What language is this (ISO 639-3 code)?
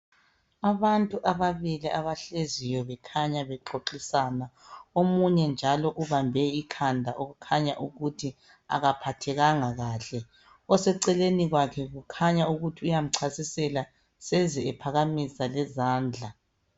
nde